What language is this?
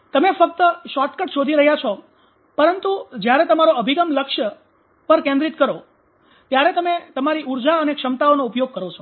Gujarati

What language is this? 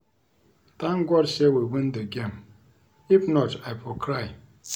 Nigerian Pidgin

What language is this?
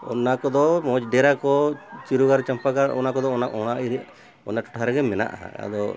Santali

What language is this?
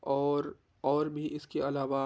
Urdu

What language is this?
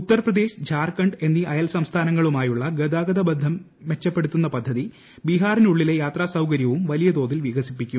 Malayalam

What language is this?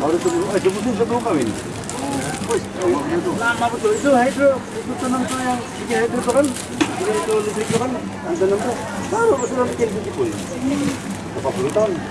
Indonesian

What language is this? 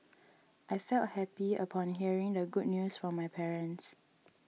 English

